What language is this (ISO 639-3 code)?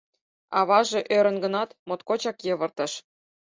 chm